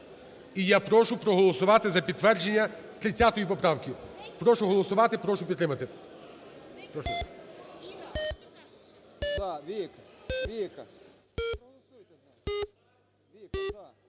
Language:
Ukrainian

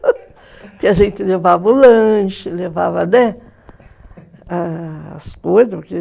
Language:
Portuguese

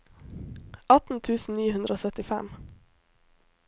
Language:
Norwegian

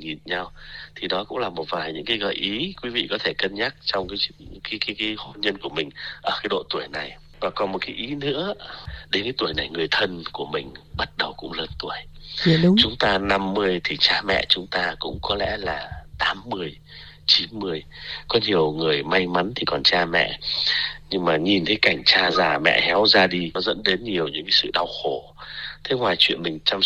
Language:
Vietnamese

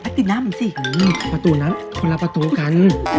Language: Thai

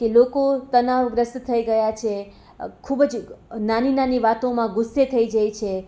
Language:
Gujarati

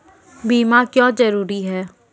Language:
Maithili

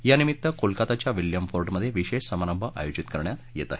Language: Marathi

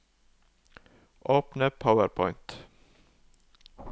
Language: Norwegian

